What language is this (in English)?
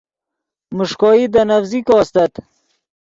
Yidgha